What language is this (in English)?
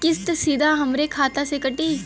Bhojpuri